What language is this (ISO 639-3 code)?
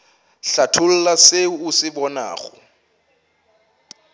nso